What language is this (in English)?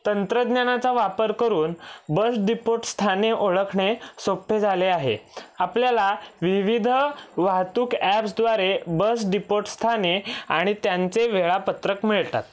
Marathi